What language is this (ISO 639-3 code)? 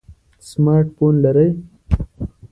pus